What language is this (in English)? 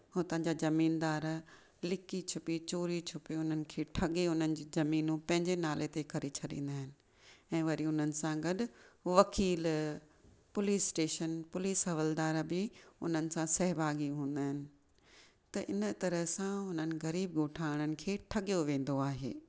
Sindhi